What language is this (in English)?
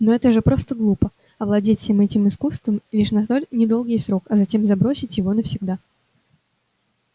Russian